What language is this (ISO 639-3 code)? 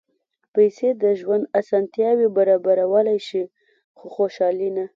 pus